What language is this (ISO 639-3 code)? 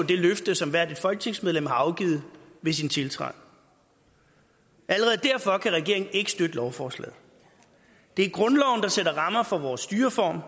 dan